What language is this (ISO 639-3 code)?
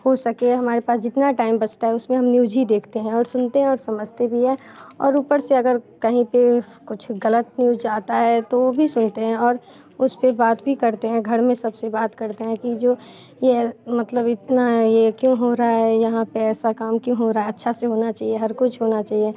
hin